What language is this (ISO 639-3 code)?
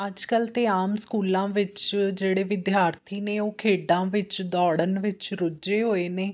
pan